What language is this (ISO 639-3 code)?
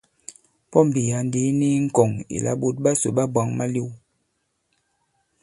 abb